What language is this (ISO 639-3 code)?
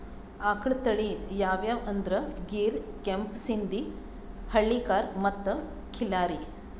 kan